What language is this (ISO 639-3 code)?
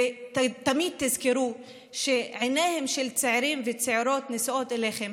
heb